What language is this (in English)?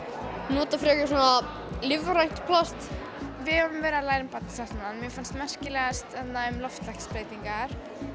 Icelandic